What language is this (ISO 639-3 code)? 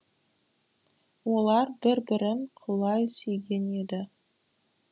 kaz